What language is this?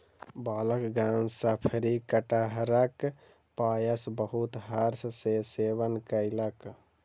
Maithili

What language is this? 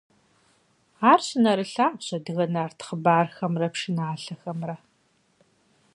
Kabardian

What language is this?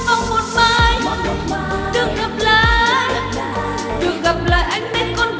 Vietnamese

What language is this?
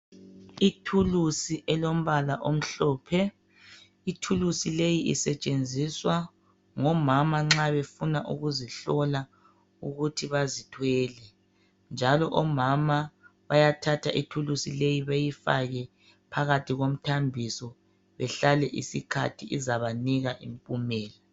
North Ndebele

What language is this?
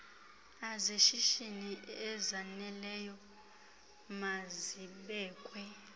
Xhosa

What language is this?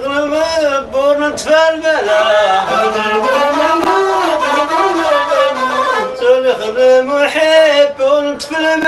Arabic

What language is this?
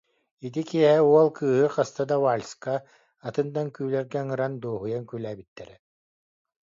Yakut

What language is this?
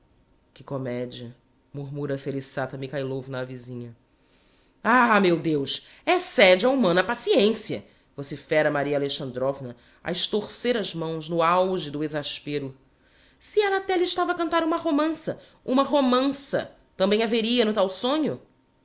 Portuguese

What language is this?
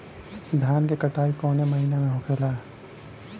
Bhojpuri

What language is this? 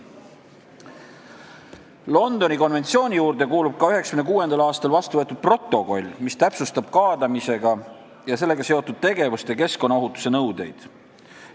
Estonian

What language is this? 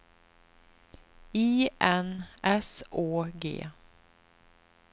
Swedish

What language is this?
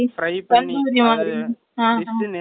Tamil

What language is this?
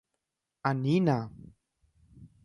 Guarani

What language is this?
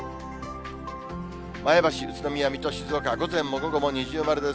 Japanese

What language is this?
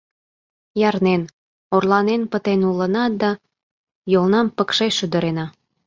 Mari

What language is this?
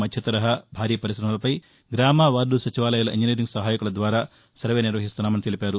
Telugu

